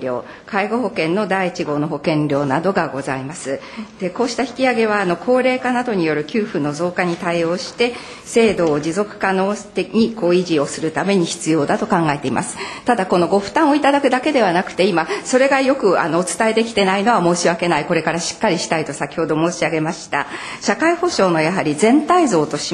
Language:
Japanese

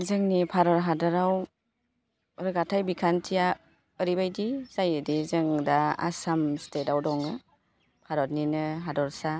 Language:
Bodo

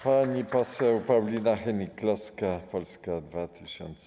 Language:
Polish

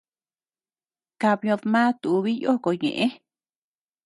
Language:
Tepeuxila Cuicatec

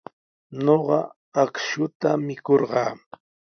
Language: Sihuas Ancash Quechua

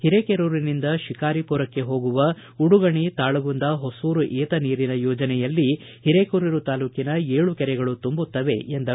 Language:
Kannada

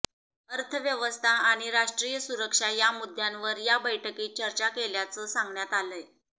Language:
Marathi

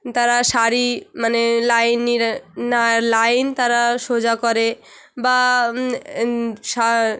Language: Bangla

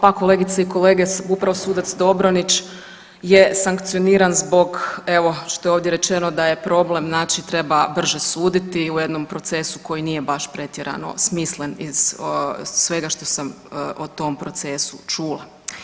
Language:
Croatian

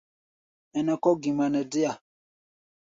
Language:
Gbaya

